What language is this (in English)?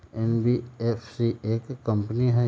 Magahi